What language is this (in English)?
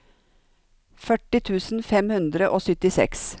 Norwegian